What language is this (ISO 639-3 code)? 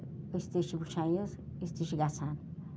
kas